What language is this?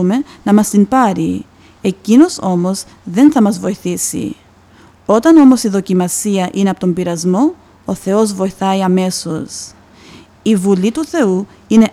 Greek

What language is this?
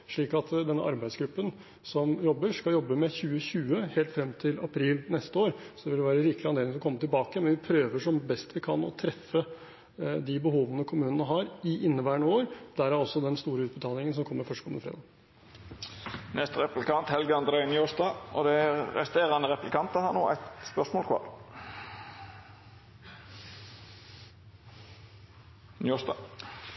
Norwegian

